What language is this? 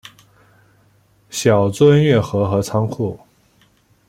Chinese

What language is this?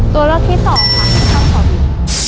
Thai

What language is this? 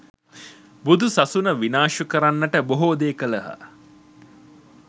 Sinhala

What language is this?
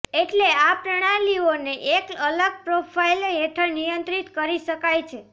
Gujarati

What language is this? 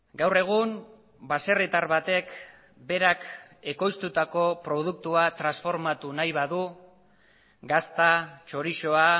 Basque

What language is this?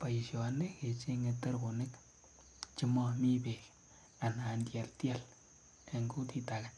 Kalenjin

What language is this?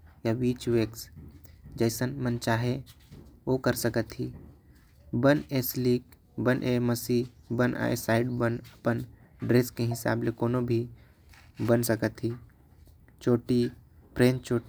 Korwa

